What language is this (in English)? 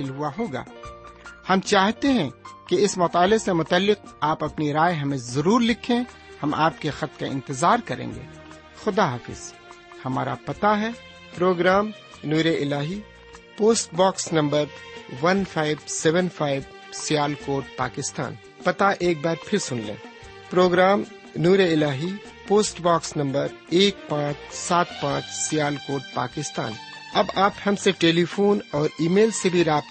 Urdu